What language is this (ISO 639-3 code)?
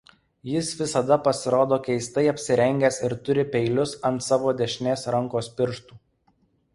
lit